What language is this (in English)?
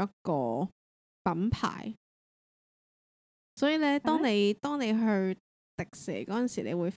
Chinese